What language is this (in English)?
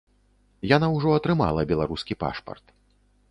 Belarusian